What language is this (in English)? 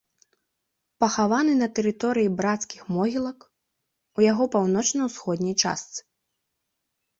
Belarusian